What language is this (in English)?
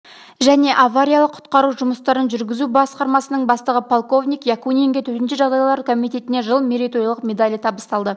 Kazakh